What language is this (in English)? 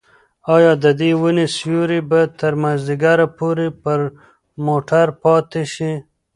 Pashto